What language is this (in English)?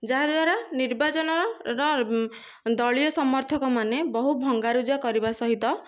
Odia